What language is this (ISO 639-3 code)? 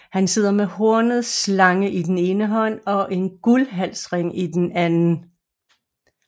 dan